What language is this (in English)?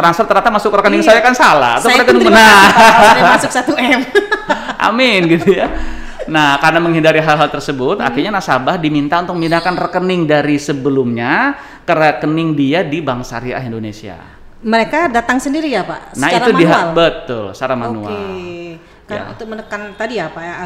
Indonesian